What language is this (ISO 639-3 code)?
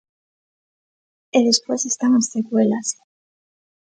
glg